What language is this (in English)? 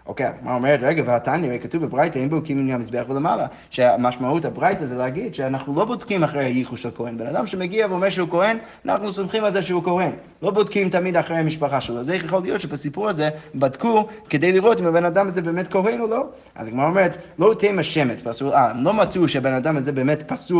Hebrew